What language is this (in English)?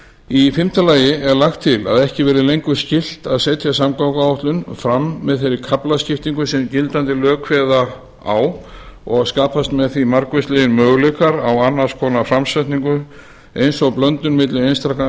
Icelandic